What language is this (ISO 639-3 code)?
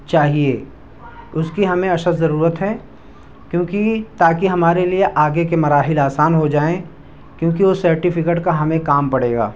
urd